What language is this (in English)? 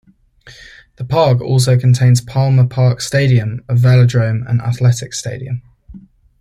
English